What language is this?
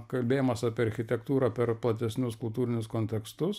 Lithuanian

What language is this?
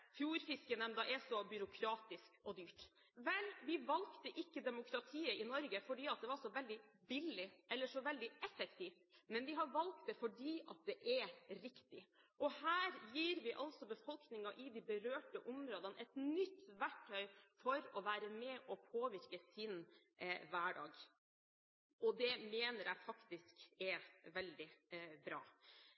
Norwegian Bokmål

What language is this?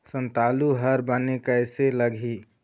Chhattisgarhi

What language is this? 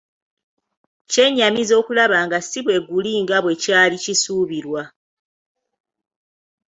Ganda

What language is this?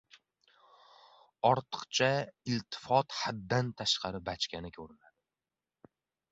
Uzbek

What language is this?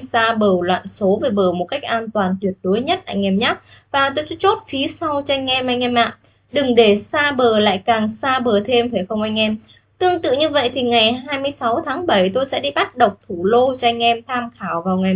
Vietnamese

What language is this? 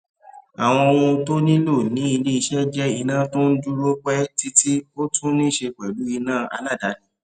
Yoruba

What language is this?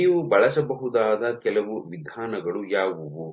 Kannada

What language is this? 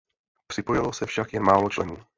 Czech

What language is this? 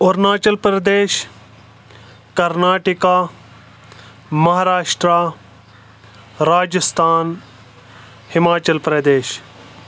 Kashmiri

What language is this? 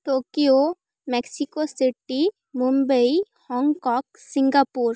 Odia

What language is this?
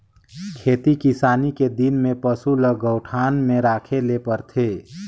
Chhattisgarhi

